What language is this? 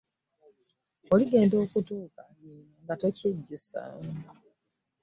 Ganda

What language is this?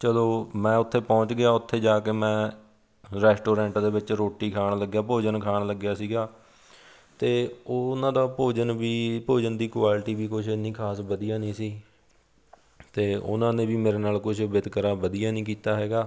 Punjabi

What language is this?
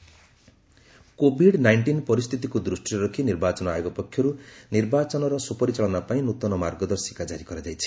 Odia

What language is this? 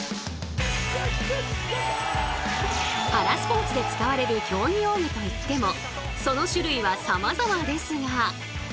Japanese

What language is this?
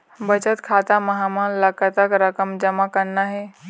Chhattisgarhi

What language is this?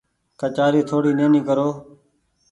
Goaria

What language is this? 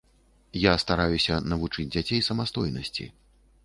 Belarusian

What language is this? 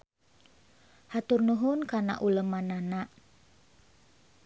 Sundanese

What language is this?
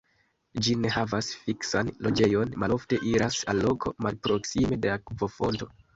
Esperanto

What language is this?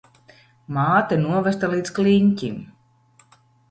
Latvian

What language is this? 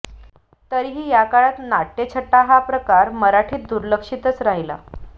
Marathi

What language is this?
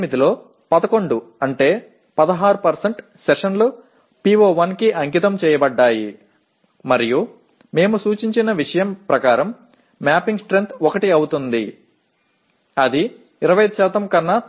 Telugu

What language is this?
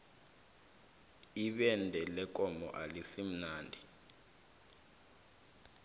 South Ndebele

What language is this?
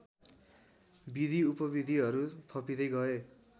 Nepali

